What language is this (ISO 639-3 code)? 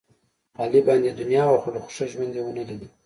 pus